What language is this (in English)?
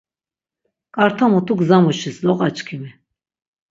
Laz